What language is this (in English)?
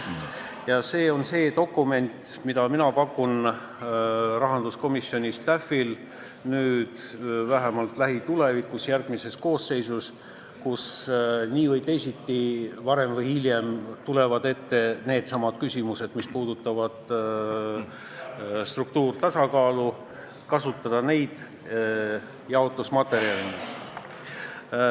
Estonian